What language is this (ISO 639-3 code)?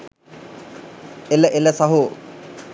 sin